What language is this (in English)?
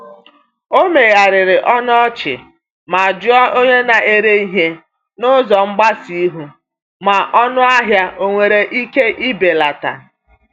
Igbo